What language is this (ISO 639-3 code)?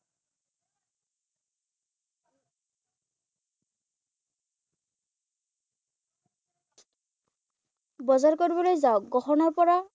asm